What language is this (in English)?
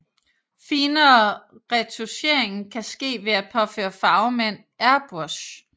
Danish